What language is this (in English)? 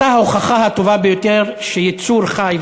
Hebrew